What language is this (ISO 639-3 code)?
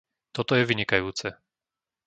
slk